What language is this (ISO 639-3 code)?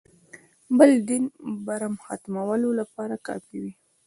pus